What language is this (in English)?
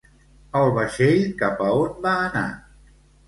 Catalan